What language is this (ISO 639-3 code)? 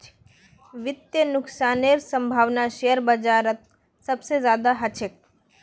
mag